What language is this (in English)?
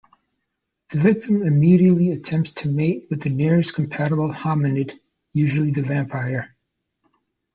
English